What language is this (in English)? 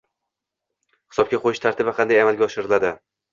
Uzbek